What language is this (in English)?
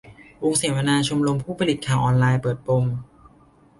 Thai